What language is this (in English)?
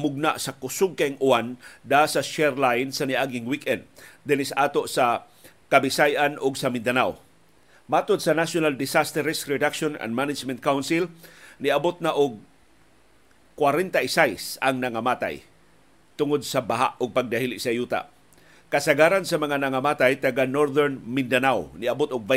Filipino